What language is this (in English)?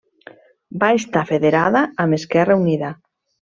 Catalan